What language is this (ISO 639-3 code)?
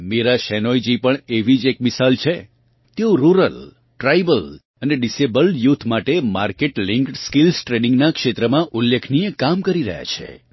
guj